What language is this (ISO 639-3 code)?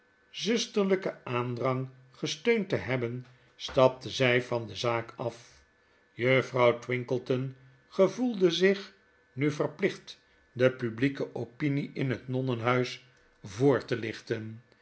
nld